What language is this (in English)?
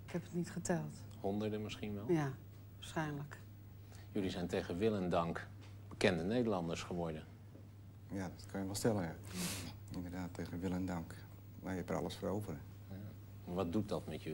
Dutch